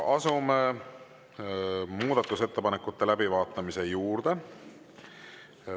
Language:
Estonian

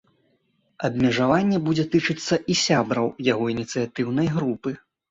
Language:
Belarusian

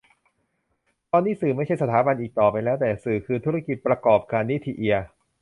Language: Thai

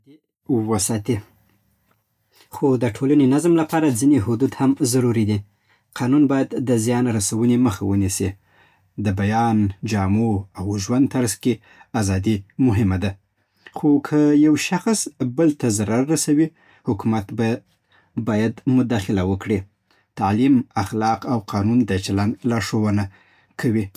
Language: Southern Pashto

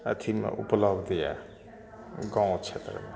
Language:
Maithili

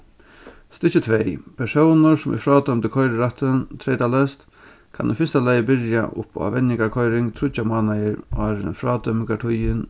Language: Faroese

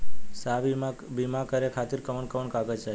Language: Bhojpuri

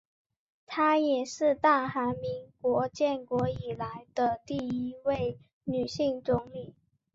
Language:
Chinese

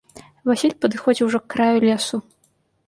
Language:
Belarusian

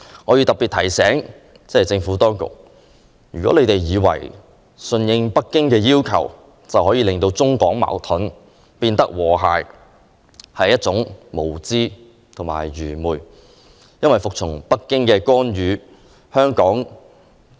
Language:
Cantonese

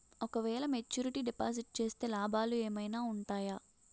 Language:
Telugu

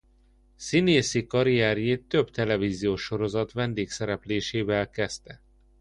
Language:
Hungarian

